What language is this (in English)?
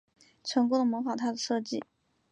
Chinese